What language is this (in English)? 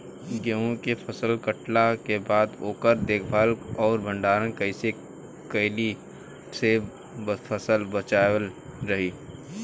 Bhojpuri